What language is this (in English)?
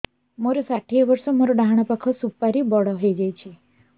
Odia